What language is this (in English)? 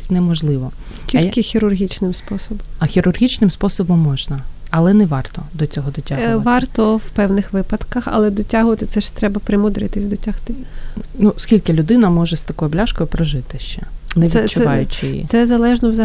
Ukrainian